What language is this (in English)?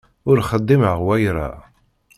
Kabyle